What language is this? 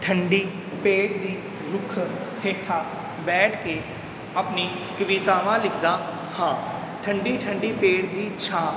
Punjabi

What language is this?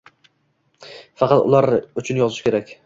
Uzbek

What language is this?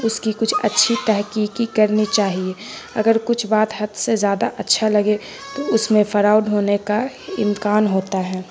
Urdu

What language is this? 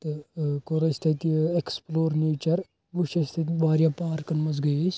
Kashmiri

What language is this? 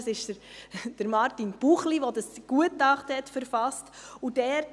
Swiss German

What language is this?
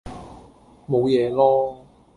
Cantonese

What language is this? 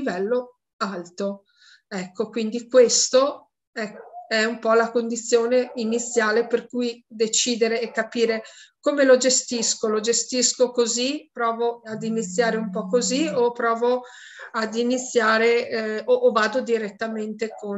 Italian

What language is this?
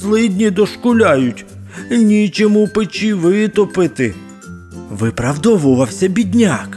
Ukrainian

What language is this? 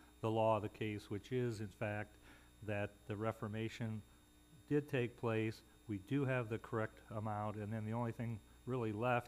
English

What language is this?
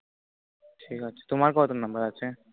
Bangla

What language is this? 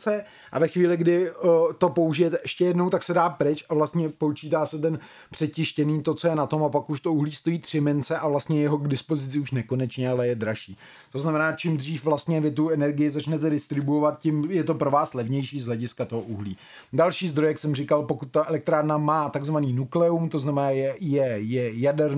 Czech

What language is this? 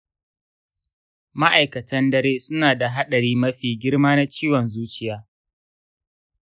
Hausa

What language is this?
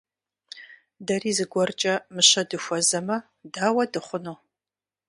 Kabardian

